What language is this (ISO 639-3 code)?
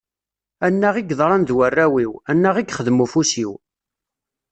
kab